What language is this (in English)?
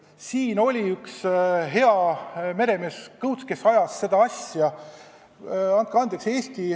Estonian